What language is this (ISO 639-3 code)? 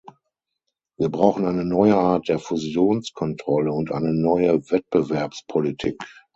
deu